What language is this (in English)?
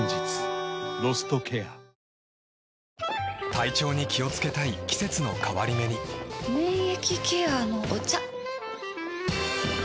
Japanese